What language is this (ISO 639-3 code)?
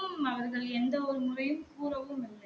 tam